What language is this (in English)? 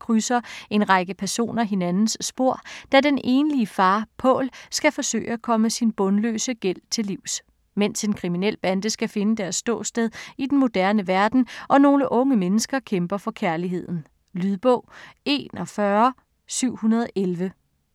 Danish